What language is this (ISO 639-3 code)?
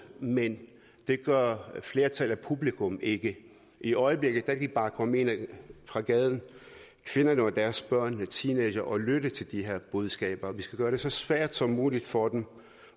dan